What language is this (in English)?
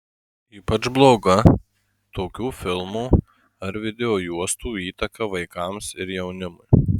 Lithuanian